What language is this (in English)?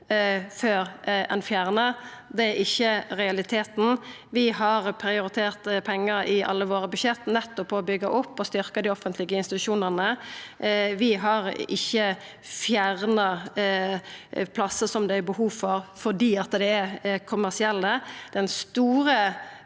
Norwegian